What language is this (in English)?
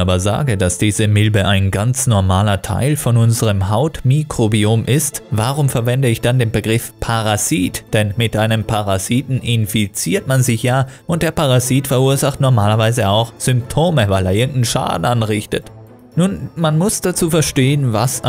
German